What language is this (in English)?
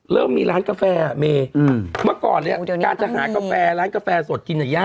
Thai